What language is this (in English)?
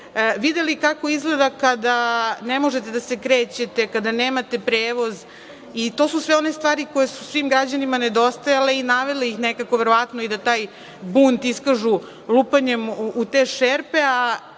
Serbian